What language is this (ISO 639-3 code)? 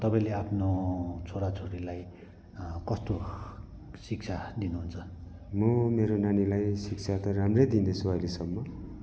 nep